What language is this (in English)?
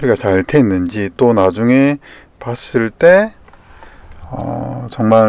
Korean